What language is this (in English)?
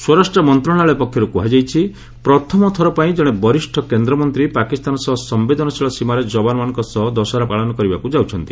Odia